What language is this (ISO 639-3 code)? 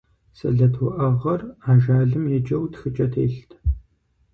kbd